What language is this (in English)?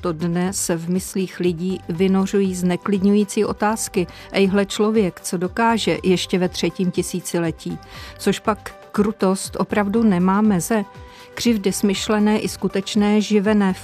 Czech